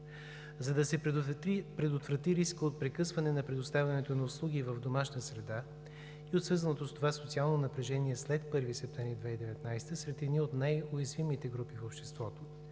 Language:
Bulgarian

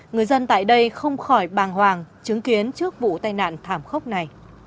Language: Vietnamese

